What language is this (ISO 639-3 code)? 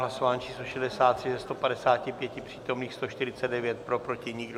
ces